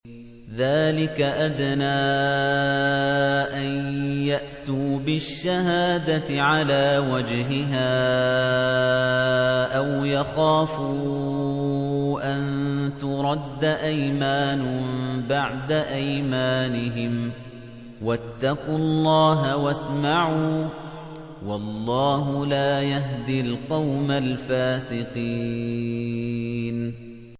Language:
Arabic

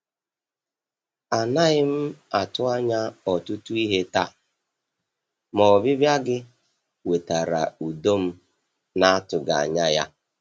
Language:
Igbo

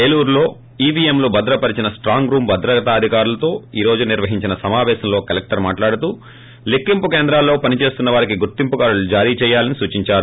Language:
Telugu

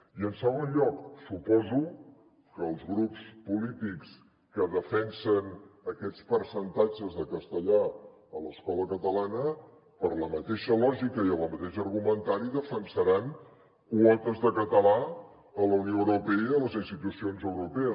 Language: Catalan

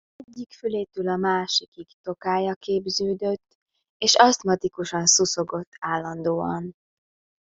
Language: Hungarian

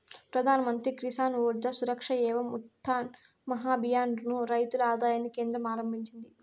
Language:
Telugu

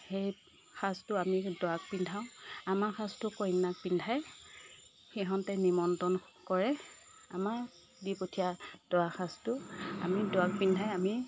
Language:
Assamese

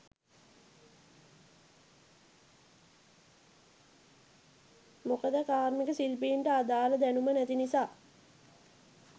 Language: Sinhala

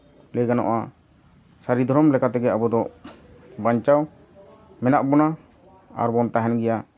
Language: Santali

